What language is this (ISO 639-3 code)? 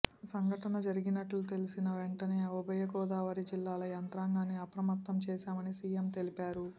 tel